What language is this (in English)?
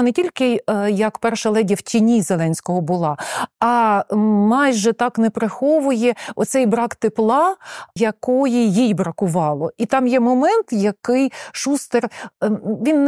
Ukrainian